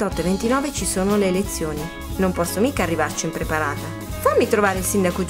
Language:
Italian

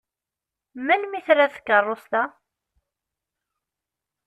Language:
Kabyle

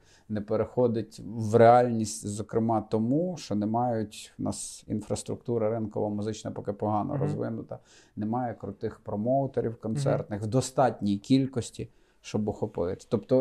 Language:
Ukrainian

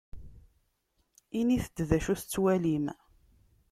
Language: Kabyle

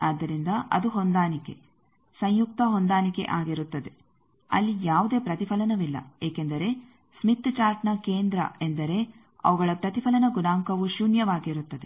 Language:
Kannada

